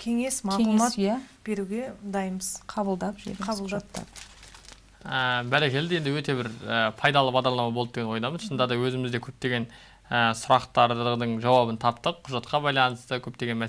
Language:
Turkish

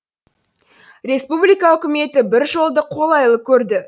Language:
Kazakh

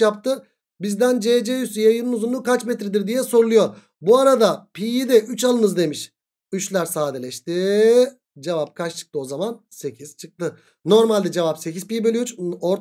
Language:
Turkish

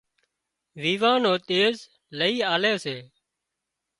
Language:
Wadiyara Koli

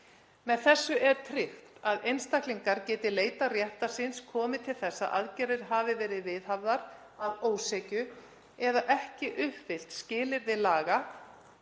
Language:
Icelandic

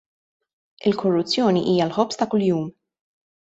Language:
Maltese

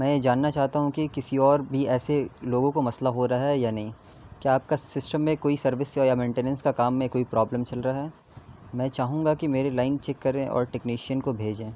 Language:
Urdu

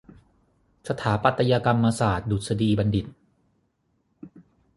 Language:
Thai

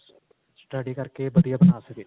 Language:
Punjabi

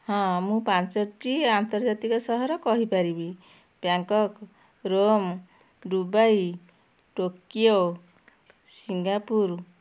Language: Odia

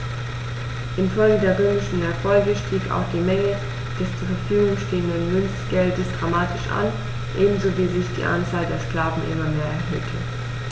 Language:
German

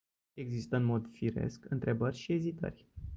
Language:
Romanian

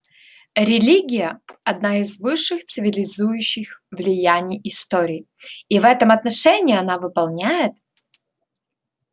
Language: Russian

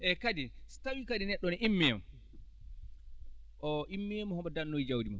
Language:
Fula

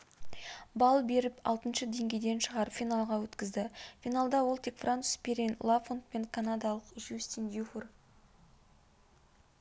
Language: Kazakh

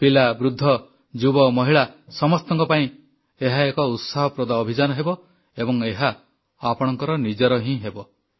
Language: Odia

